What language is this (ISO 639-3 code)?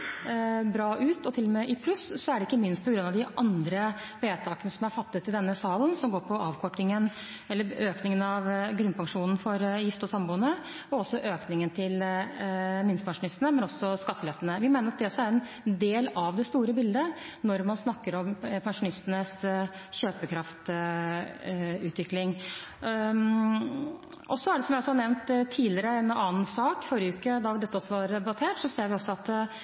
nob